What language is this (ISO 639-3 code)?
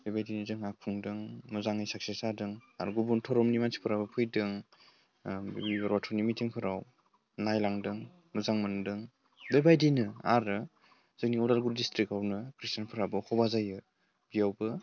brx